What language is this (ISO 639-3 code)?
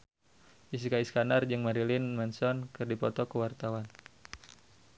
sun